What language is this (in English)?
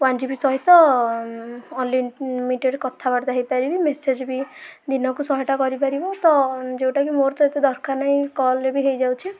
Odia